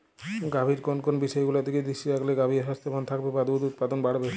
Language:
Bangla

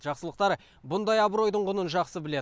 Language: Kazakh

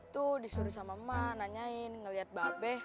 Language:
Indonesian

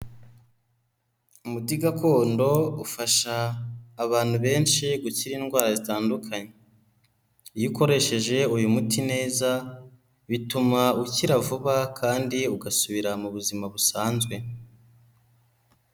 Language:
Kinyarwanda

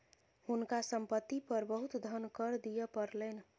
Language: Maithili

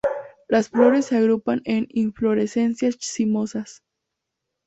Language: Spanish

